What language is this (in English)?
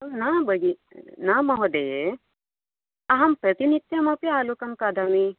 Sanskrit